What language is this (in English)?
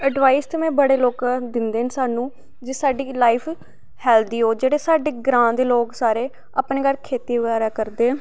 Dogri